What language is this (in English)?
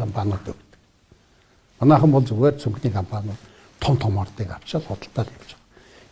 Turkish